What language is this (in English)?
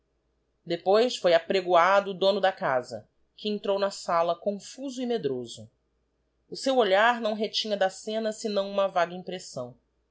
Portuguese